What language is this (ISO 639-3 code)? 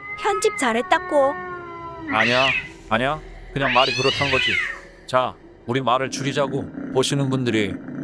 kor